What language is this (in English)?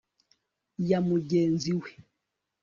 Kinyarwanda